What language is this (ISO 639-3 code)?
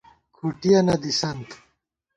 gwt